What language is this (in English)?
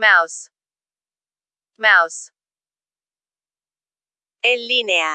Spanish